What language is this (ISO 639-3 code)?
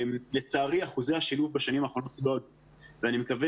heb